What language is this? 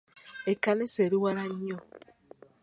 Ganda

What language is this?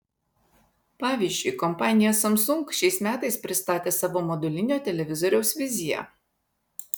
Lithuanian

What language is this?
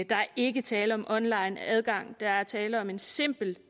Danish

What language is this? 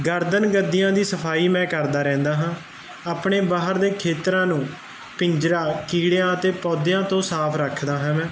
Punjabi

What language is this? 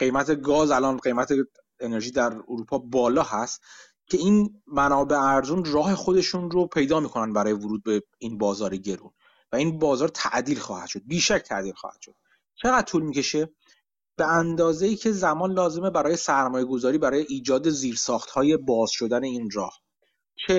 Persian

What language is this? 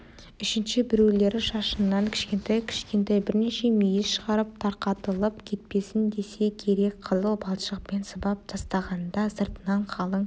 Kazakh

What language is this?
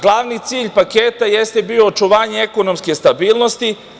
Serbian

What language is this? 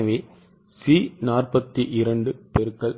Tamil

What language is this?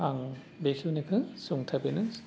Bodo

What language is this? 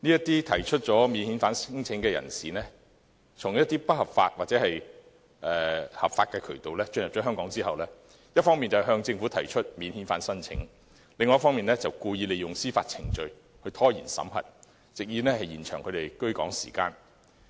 Cantonese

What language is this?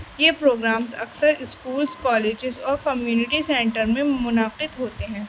Urdu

